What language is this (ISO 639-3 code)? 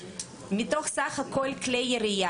heb